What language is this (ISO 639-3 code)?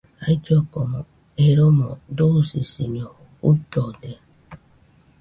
hux